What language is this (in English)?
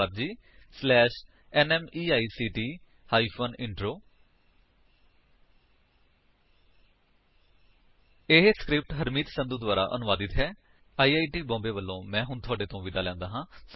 Punjabi